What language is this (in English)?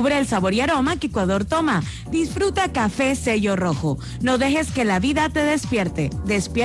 Spanish